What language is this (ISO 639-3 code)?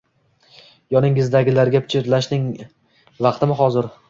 uzb